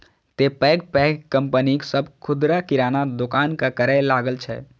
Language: Maithili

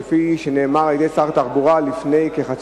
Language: Hebrew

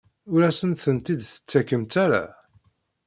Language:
Kabyle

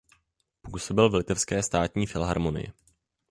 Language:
Czech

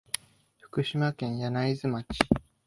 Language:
Japanese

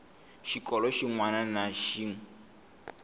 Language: Tsonga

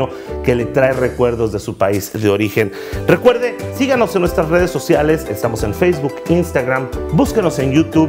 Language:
Spanish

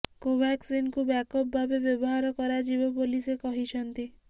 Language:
Odia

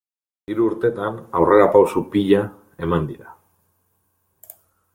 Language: Basque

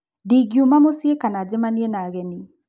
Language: Kikuyu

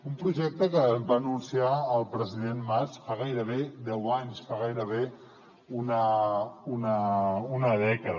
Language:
Catalan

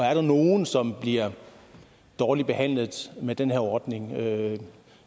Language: Danish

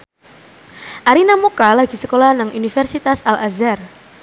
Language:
Javanese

